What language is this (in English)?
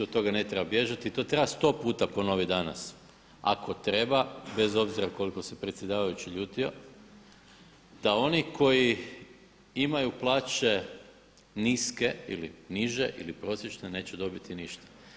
Croatian